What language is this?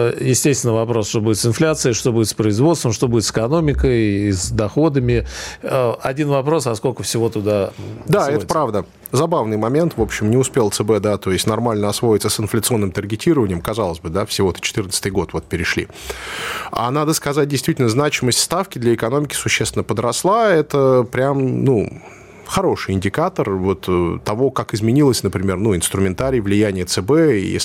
Russian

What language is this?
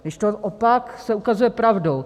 Czech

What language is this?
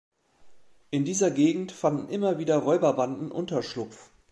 German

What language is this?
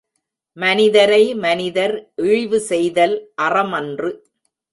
Tamil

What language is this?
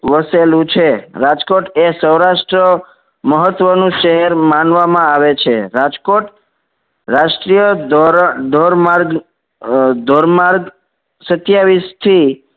Gujarati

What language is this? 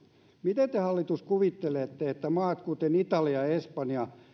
Finnish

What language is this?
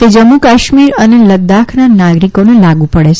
Gujarati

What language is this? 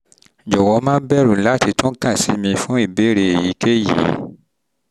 Yoruba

